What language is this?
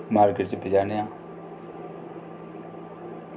Dogri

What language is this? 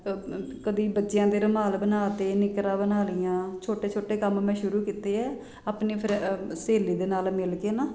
Punjabi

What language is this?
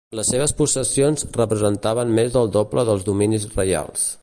Catalan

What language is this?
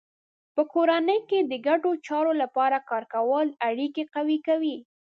Pashto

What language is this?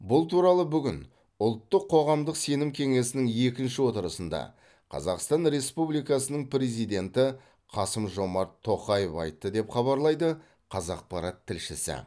Kazakh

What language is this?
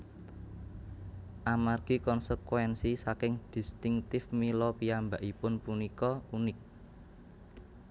Javanese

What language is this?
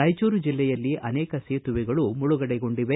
Kannada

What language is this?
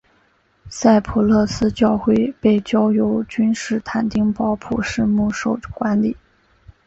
Chinese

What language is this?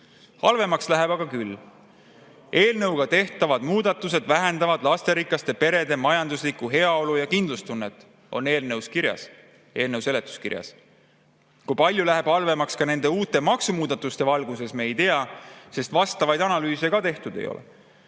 Estonian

